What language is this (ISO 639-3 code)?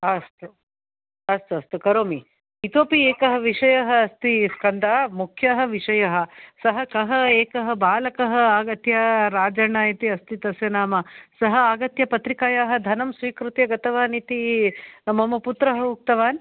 san